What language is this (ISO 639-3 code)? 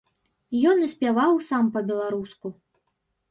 bel